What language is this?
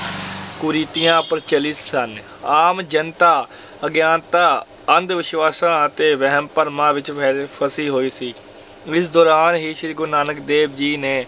Punjabi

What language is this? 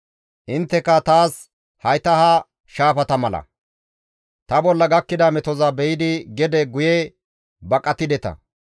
Gamo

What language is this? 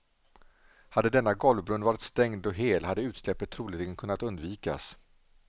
Swedish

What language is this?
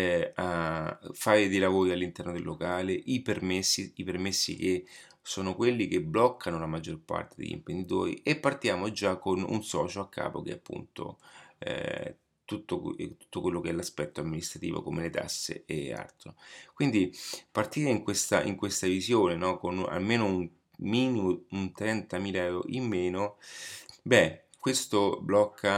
Italian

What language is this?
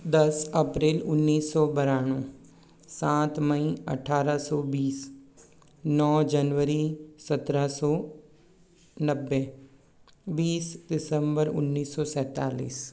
Hindi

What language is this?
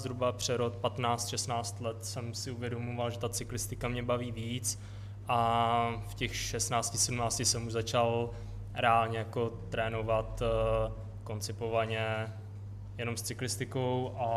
Czech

